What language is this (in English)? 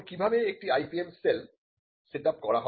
Bangla